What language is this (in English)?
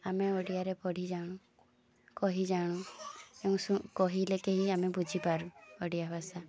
Odia